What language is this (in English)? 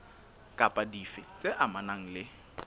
Southern Sotho